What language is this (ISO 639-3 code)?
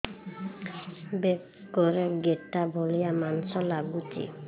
ori